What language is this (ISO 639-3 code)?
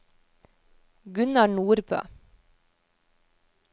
nor